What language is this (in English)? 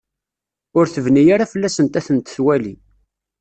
Kabyle